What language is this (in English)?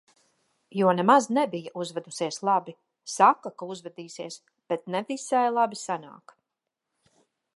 Latvian